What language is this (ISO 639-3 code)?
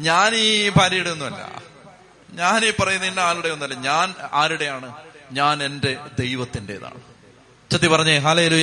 mal